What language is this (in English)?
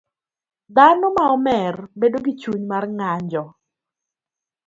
Luo (Kenya and Tanzania)